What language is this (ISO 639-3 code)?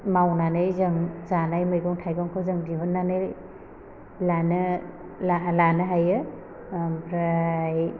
brx